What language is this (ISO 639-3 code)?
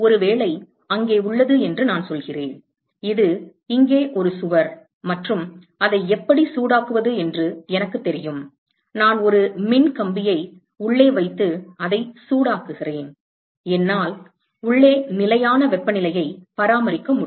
tam